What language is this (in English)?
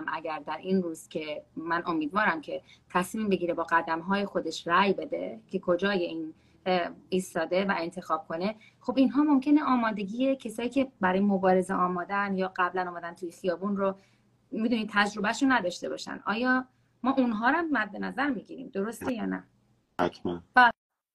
Persian